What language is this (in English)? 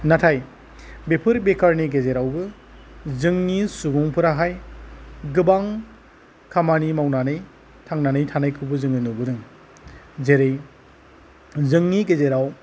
Bodo